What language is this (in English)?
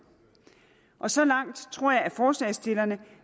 Danish